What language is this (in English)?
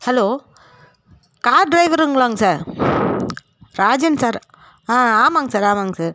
Tamil